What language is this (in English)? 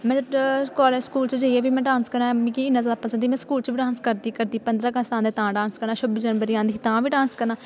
Dogri